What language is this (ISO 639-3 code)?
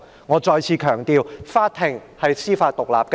yue